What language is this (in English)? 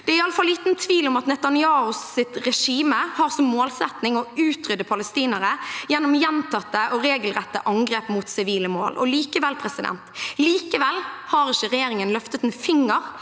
Norwegian